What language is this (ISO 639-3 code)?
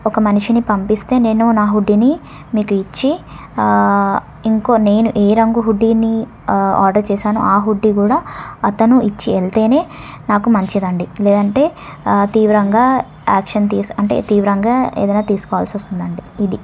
tel